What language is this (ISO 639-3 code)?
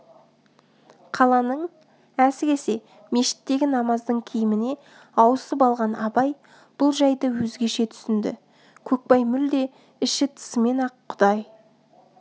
kaz